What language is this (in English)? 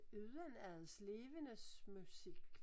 Danish